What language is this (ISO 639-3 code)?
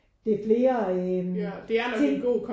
dan